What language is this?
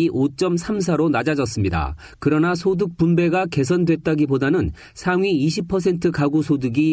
Korean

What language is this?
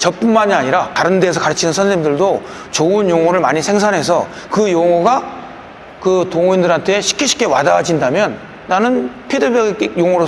Korean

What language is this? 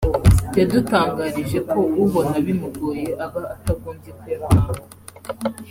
Kinyarwanda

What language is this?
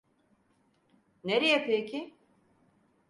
Turkish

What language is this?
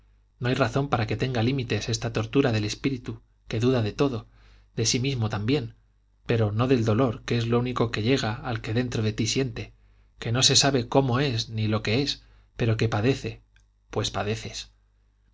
Spanish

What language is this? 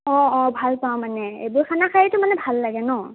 Assamese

